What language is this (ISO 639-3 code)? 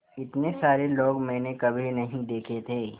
hin